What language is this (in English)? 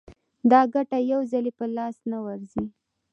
Pashto